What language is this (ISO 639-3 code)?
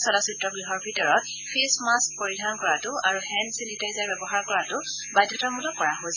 asm